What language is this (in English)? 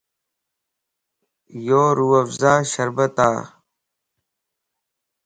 Lasi